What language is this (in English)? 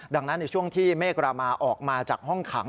Thai